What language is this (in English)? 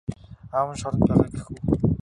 Mongolian